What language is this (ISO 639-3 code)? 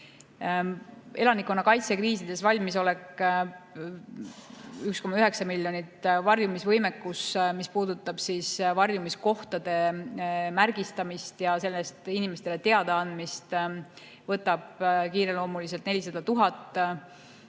est